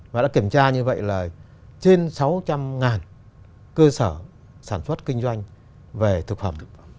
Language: Vietnamese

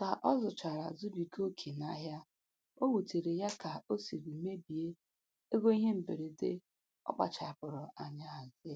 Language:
Igbo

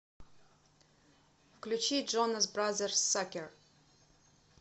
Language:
Russian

